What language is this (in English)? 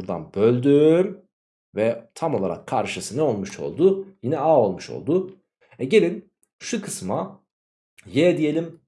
Turkish